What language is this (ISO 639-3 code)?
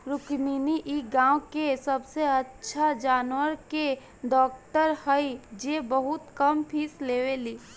bho